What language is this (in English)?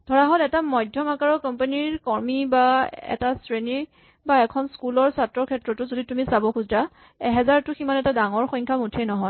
Assamese